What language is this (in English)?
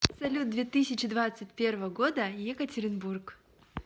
Russian